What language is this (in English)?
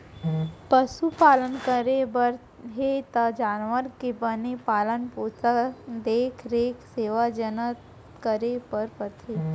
Chhattisgarhi